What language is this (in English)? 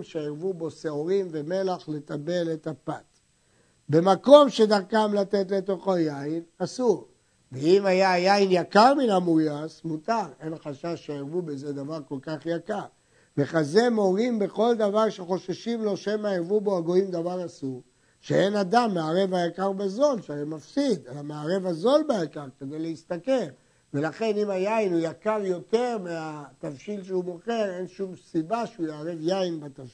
Hebrew